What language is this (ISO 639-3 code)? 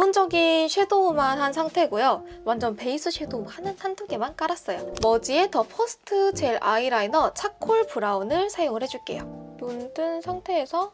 kor